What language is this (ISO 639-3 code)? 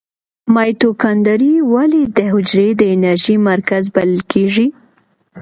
pus